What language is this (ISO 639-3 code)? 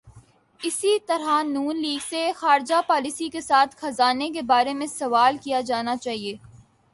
urd